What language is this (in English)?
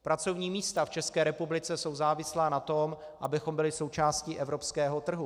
Czech